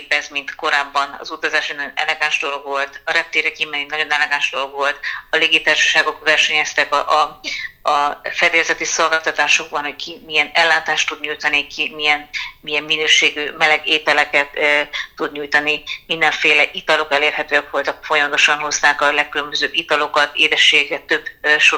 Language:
Hungarian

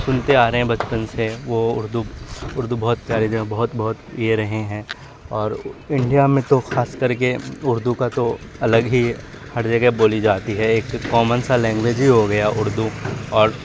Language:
Urdu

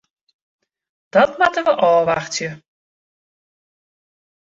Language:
Western Frisian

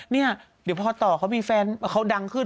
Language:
Thai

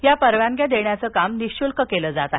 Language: Marathi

